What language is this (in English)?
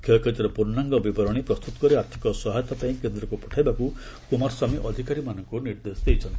Odia